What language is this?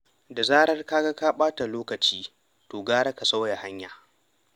Hausa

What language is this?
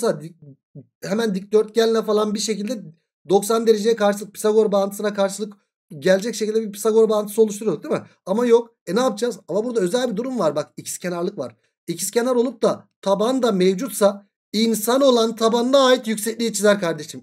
Turkish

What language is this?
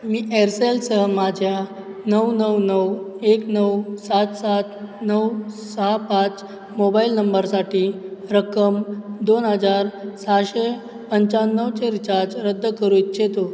Marathi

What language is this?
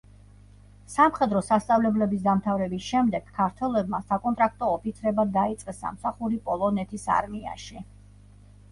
Georgian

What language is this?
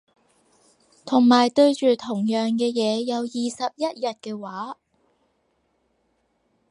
Cantonese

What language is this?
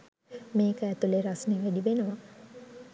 Sinhala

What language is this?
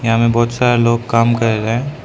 Hindi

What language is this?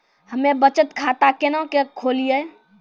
Maithili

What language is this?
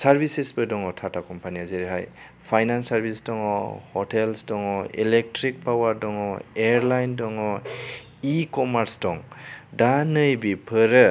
Bodo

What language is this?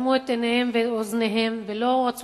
Hebrew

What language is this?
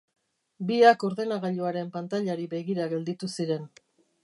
Basque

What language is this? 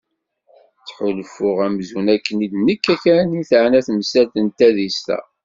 Kabyle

